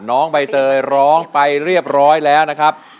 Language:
Thai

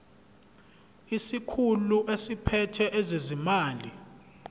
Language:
Zulu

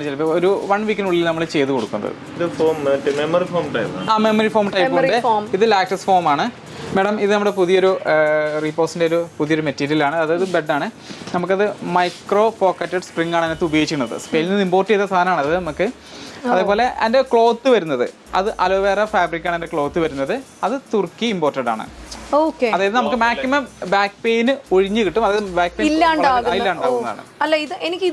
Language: Malayalam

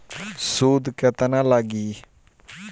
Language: Bhojpuri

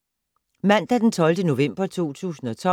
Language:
Danish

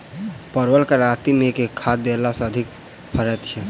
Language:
Maithili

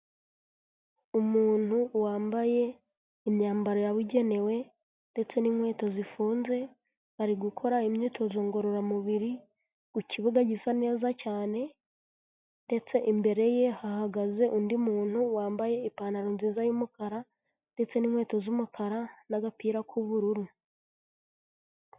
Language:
Kinyarwanda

